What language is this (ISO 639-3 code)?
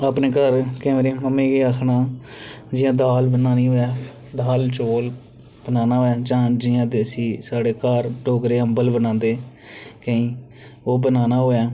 doi